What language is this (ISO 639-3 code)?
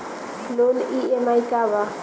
bho